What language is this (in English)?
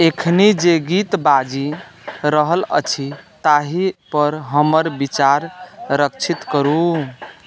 Maithili